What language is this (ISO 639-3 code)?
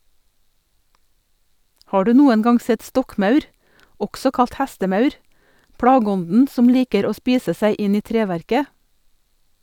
nor